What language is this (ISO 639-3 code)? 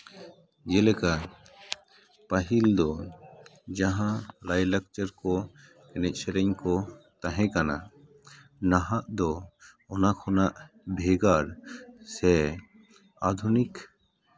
sat